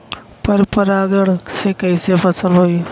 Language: Bhojpuri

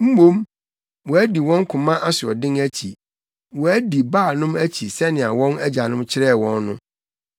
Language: Akan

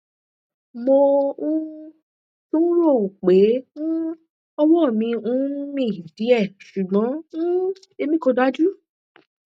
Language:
Yoruba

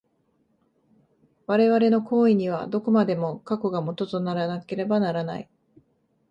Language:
Japanese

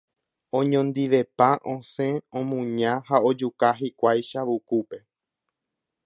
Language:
Guarani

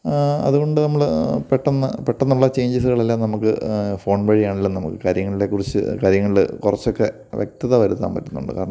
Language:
Malayalam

